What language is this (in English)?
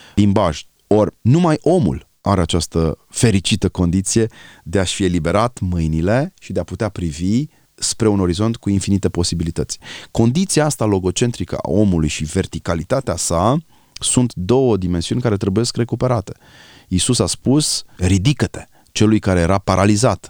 Romanian